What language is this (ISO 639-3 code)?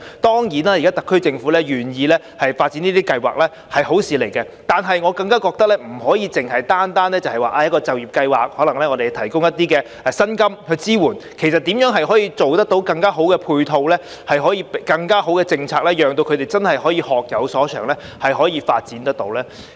yue